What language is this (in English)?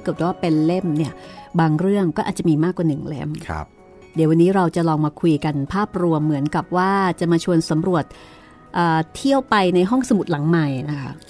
Thai